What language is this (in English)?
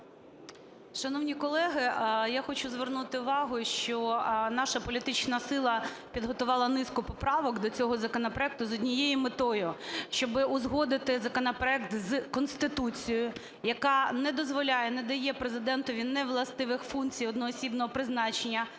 Ukrainian